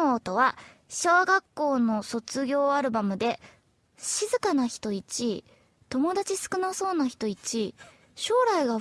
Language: Japanese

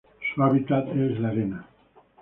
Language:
Spanish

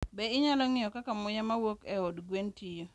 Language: Luo (Kenya and Tanzania)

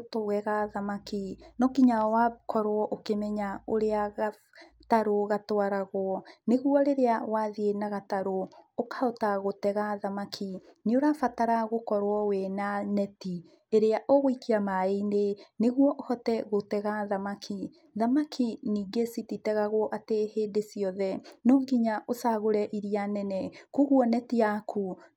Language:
Kikuyu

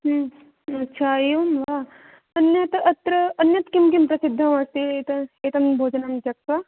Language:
Sanskrit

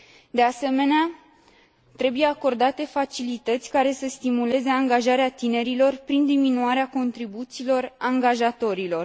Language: Romanian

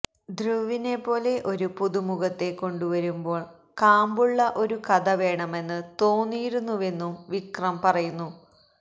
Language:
Malayalam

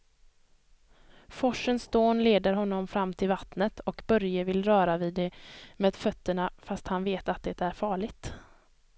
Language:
Swedish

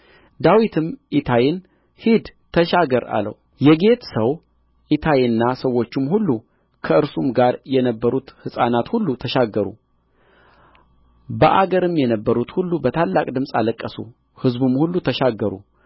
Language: Amharic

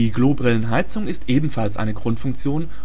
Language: German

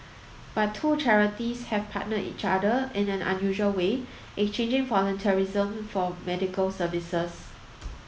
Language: English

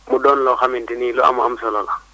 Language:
Wolof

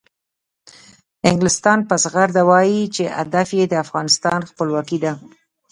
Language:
Pashto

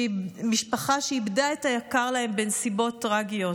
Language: Hebrew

